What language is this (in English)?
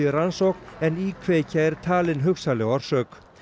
Icelandic